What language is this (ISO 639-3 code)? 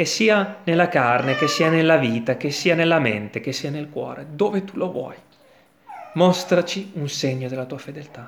ita